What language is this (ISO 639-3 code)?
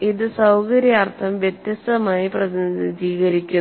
mal